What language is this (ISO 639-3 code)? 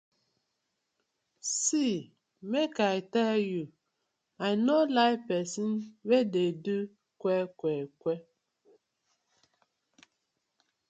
pcm